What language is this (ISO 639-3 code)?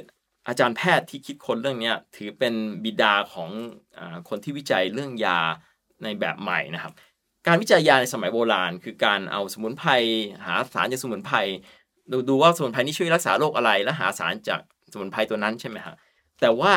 tha